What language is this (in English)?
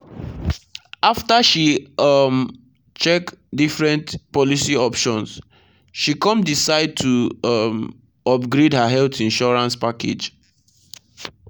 Nigerian Pidgin